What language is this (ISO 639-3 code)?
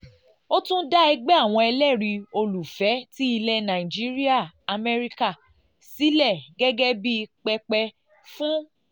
yor